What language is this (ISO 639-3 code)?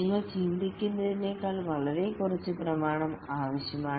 mal